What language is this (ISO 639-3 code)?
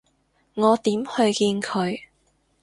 yue